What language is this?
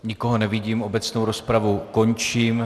Czech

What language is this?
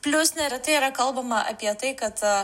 Lithuanian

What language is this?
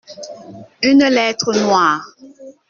French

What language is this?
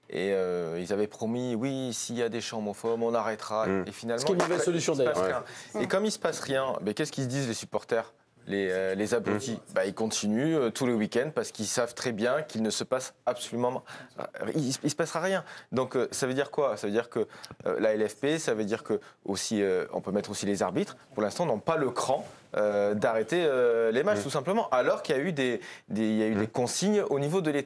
French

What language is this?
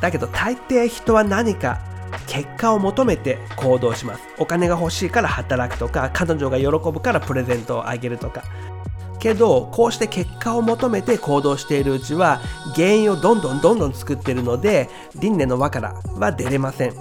Japanese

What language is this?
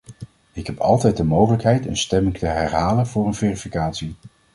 Dutch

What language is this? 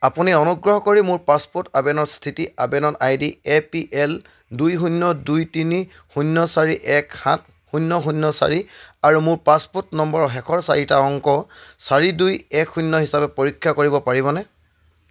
Assamese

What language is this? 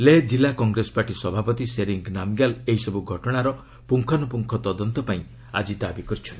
Odia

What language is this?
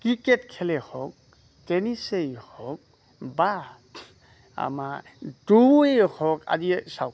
Assamese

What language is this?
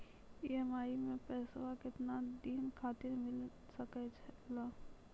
Maithili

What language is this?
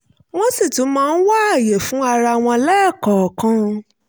Yoruba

